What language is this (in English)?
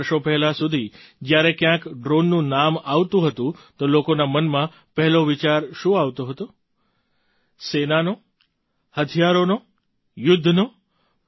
Gujarati